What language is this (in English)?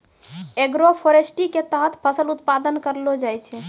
Maithili